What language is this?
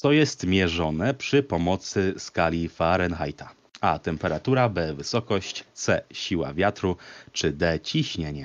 Polish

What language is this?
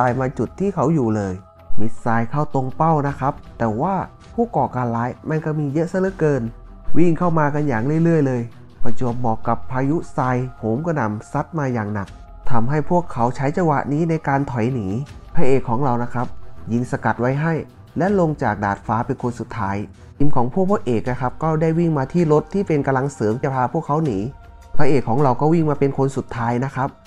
Thai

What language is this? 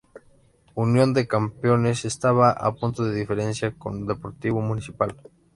Spanish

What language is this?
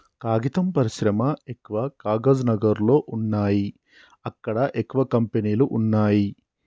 Telugu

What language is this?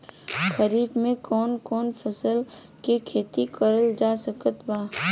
Bhojpuri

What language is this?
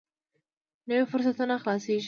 Pashto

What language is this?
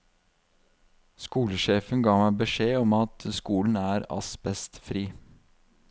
Norwegian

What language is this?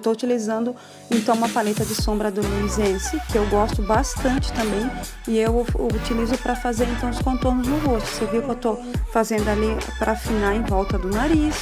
Portuguese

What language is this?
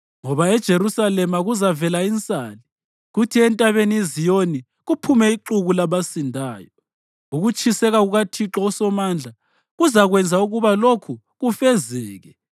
North Ndebele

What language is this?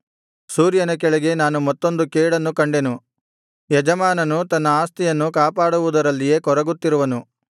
Kannada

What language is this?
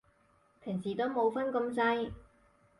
Cantonese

